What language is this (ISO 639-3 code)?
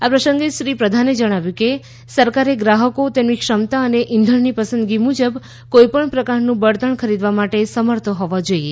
guj